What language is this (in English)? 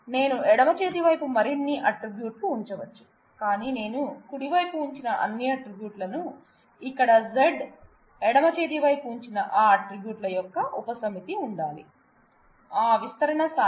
Telugu